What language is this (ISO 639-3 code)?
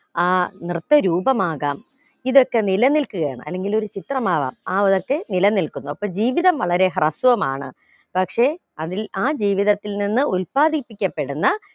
mal